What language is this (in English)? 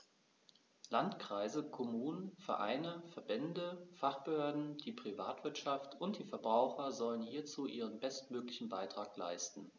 German